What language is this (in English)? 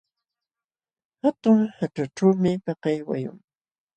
Jauja Wanca Quechua